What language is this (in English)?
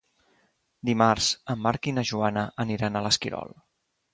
Catalan